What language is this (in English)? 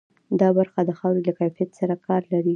Pashto